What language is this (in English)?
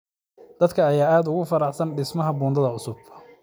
Somali